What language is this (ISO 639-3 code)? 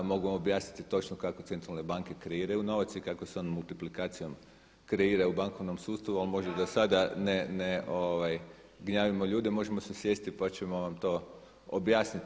hrv